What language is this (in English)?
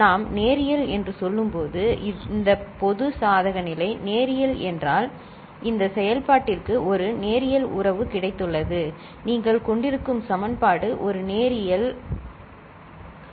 Tamil